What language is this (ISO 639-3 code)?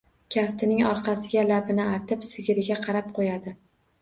uzb